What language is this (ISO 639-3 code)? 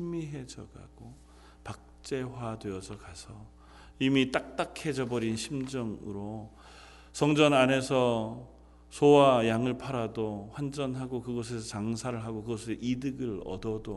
kor